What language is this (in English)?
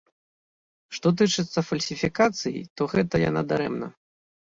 Belarusian